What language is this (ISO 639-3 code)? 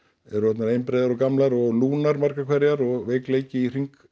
isl